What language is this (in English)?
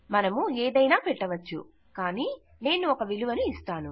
Telugu